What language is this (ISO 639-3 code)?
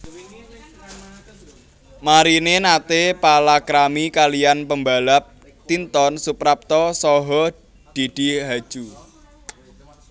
jav